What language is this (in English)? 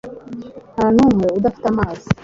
Kinyarwanda